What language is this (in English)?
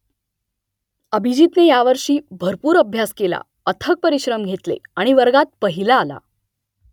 Marathi